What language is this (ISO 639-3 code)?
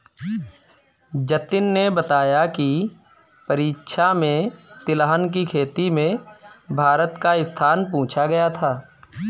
hin